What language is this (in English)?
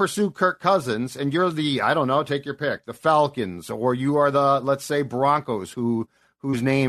English